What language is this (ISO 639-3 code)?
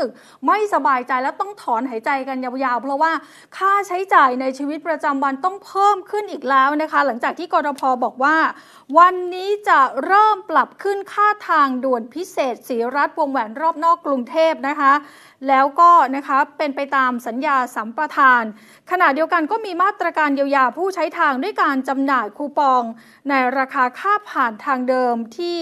tha